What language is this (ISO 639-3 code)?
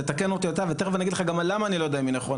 heb